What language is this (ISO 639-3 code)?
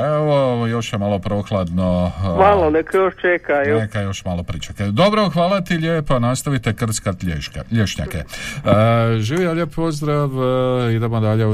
hrv